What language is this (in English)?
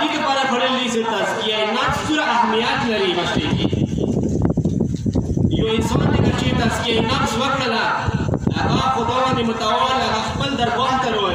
Romanian